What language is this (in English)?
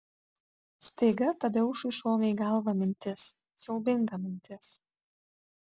Lithuanian